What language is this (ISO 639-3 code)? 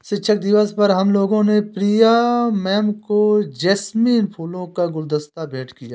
hin